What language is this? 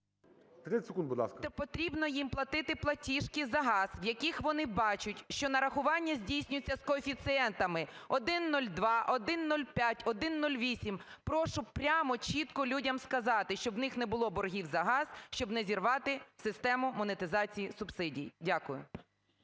Ukrainian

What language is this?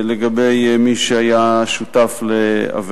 Hebrew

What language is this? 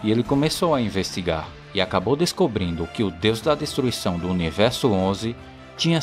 Portuguese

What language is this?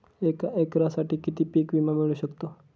Marathi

